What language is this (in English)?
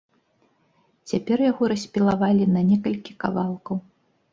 Belarusian